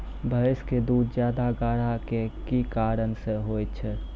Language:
Maithili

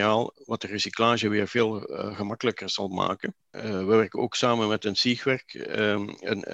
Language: Dutch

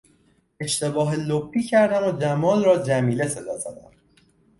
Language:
Persian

